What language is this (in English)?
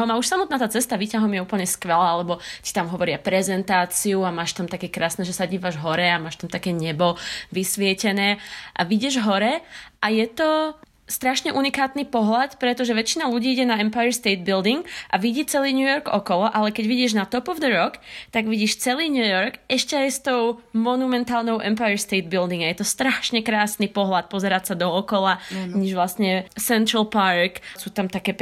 Slovak